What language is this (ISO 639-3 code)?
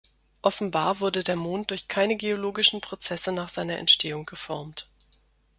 deu